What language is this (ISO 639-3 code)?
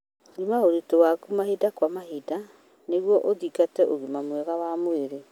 kik